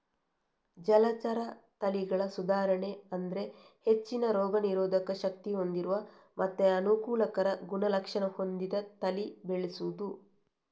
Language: Kannada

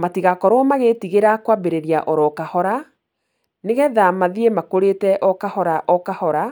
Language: Kikuyu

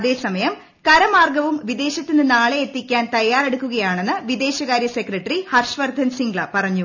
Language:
Malayalam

